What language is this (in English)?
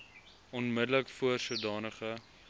Afrikaans